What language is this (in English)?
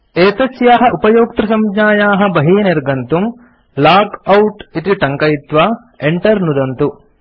Sanskrit